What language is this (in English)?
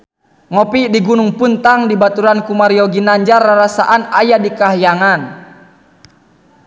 Sundanese